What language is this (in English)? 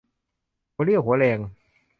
Thai